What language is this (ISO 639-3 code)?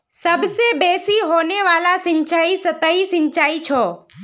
mag